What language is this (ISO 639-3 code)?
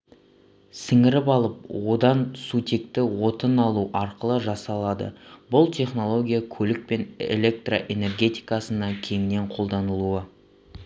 kaz